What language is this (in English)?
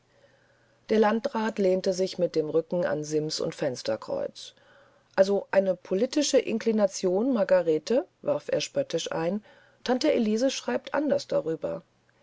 German